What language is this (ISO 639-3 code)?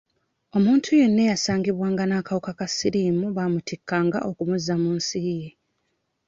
lug